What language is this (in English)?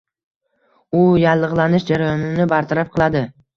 Uzbek